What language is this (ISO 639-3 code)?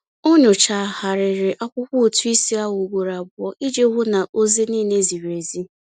ibo